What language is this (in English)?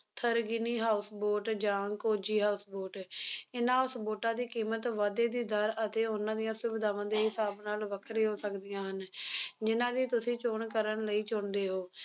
Punjabi